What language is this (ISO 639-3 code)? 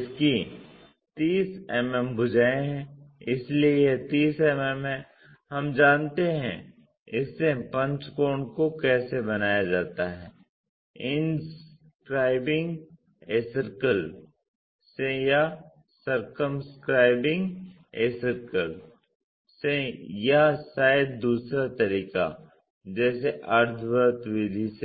hin